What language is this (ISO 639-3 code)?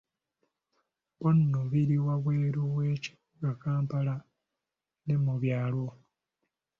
lug